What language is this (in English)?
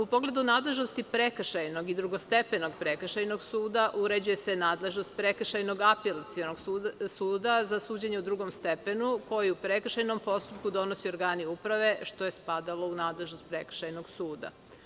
Serbian